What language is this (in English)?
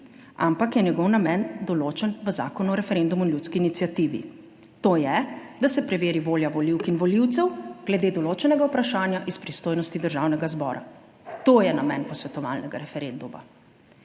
Slovenian